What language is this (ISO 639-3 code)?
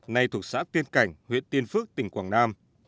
vie